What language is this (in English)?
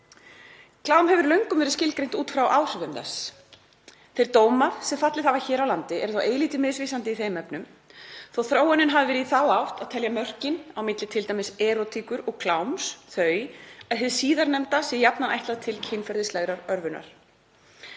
Icelandic